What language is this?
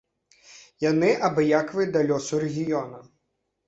Belarusian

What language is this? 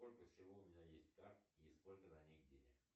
Russian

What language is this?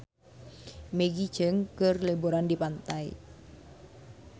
Sundanese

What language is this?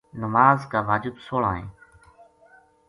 Gujari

